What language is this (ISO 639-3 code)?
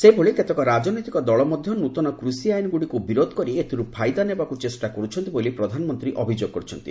ori